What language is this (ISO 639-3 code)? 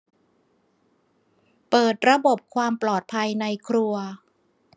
tha